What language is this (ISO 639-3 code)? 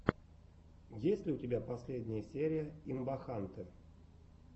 rus